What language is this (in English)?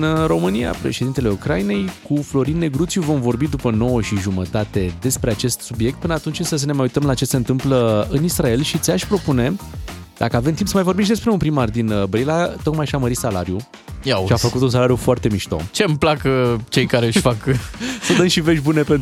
Romanian